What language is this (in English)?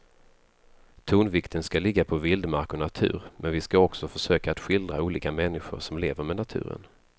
Swedish